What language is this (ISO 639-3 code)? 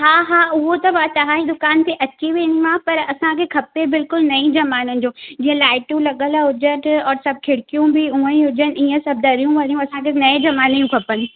snd